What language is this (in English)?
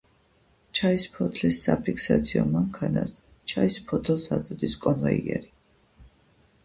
Georgian